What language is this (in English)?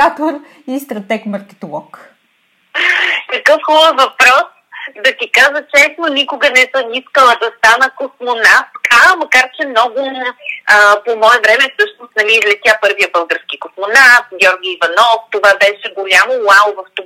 Bulgarian